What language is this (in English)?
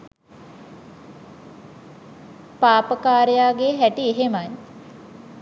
Sinhala